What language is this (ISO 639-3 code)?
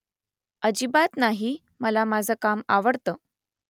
mar